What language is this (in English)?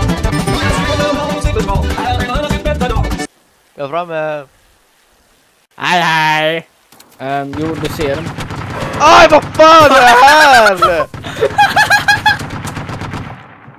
Swedish